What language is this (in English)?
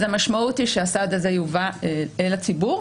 Hebrew